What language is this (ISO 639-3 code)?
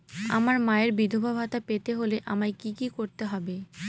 ben